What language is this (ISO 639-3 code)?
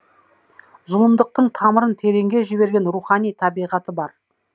kaz